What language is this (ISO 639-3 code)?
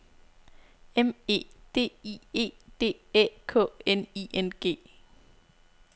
dan